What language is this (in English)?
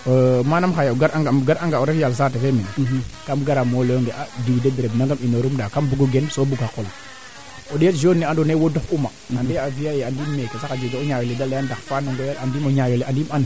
Serer